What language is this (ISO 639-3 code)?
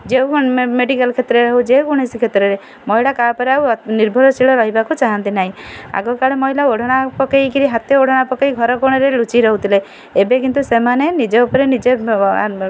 ori